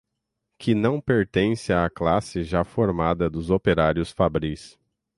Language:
Portuguese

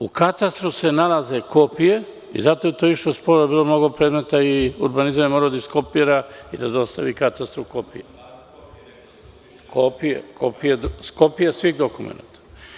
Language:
Serbian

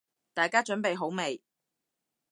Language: Cantonese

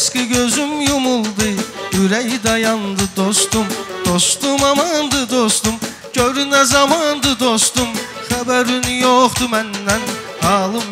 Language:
Turkish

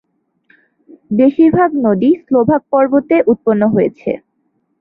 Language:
Bangla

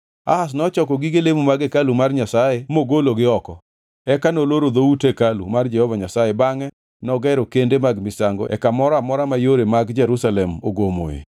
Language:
Luo (Kenya and Tanzania)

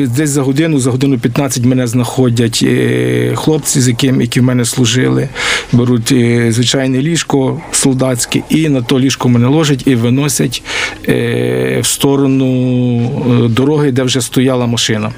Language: Ukrainian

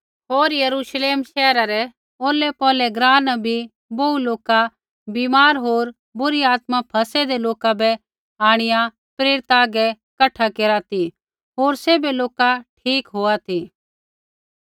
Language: Kullu Pahari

